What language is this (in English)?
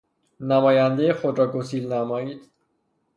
Persian